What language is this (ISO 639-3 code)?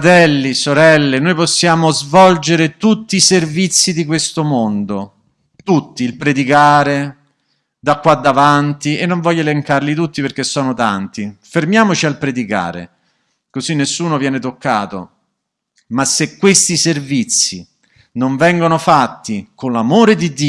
ita